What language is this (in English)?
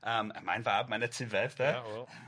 Welsh